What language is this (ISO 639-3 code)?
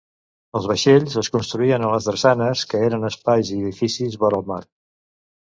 cat